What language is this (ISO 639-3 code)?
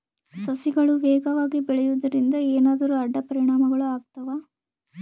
kan